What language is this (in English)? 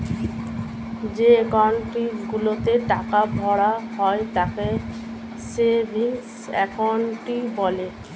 Bangla